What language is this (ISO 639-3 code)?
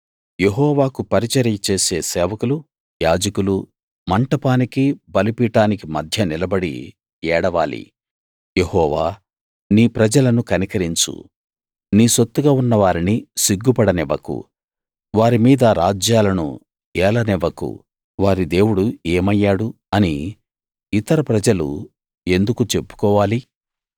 tel